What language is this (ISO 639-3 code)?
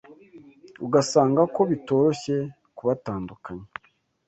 kin